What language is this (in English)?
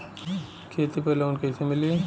Bhojpuri